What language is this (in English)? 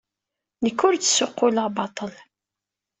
Kabyle